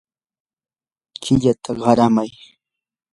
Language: Yanahuanca Pasco Quechua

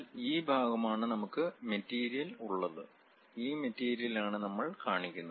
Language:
Malayalam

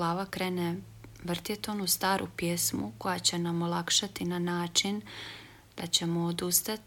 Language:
Croatian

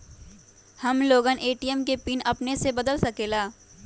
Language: Magahi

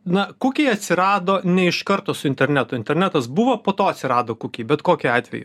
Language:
Lithuanian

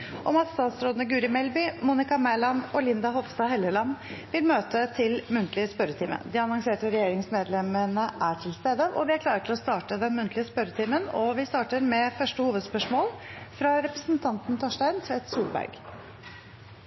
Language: Norwegian Bokmål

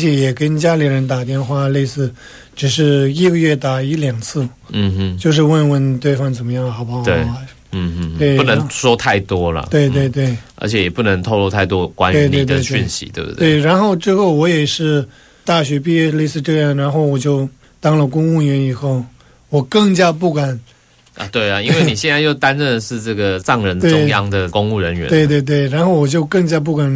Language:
Chinese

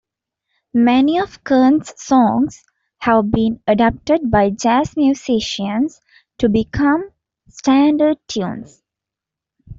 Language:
English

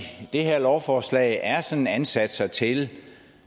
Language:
Danish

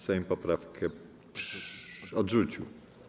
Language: Polish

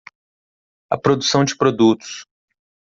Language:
Portuguese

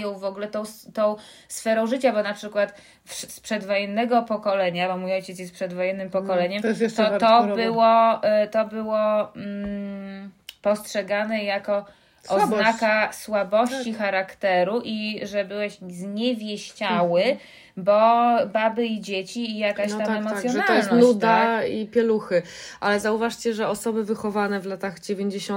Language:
Polish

